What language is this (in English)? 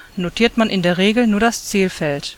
German